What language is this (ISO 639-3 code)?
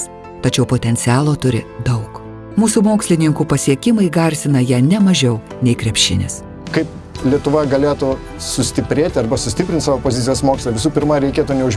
rus